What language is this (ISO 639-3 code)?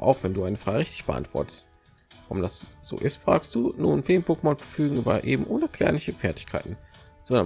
deu